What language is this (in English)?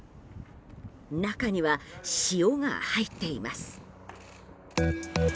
Japanese